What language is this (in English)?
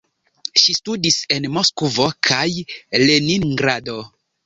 Esperanto